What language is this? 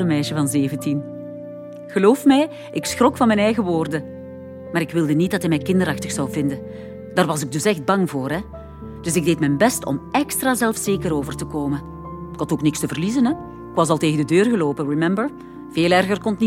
Dutch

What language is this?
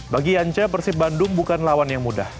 Indonesian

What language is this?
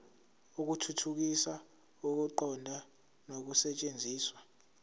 Zulu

